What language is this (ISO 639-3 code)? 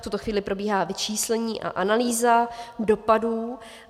ces